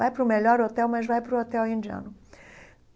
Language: Portuguese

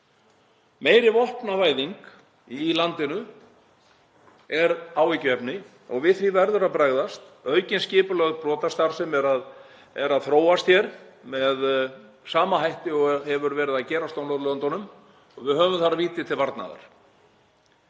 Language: Icelandic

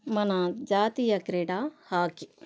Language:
Telugu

